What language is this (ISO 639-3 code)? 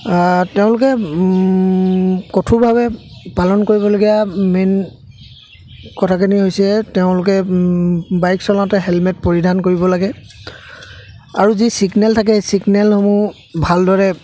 asm